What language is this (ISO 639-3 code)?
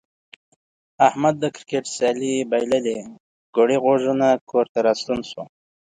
pus